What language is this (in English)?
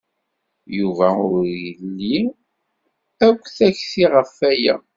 Kabyle